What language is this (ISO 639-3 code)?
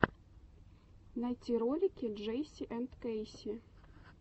rus